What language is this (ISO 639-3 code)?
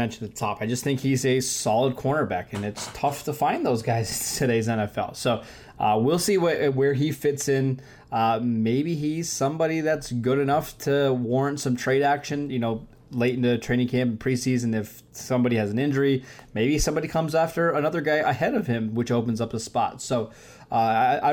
eng